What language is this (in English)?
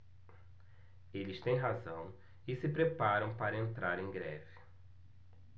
Portuguese